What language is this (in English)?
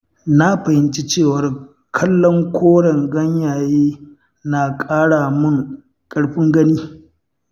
Hausa